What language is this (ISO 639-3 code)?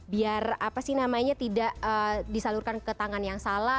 ind